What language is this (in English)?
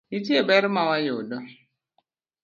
Luo (Kenya and Tanzania)